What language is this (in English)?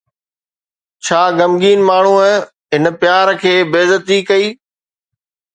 Sindhi